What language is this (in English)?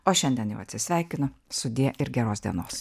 Lithuanian